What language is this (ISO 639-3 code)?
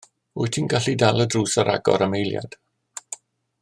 cym